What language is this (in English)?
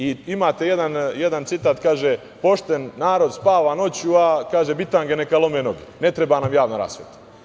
Serbian